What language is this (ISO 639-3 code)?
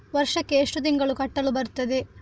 kan